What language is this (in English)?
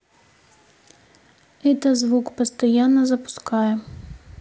Russian